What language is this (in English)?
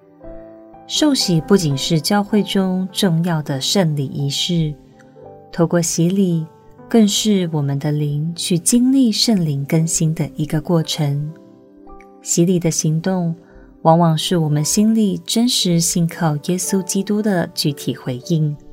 Chinese